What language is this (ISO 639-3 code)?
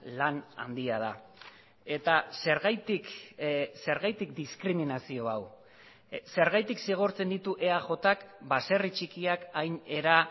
eus